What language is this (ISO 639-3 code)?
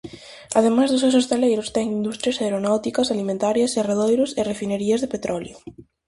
glg